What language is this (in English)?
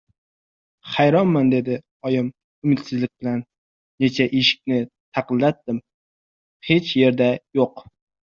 Uzbek